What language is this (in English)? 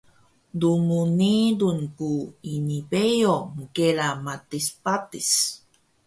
Taroko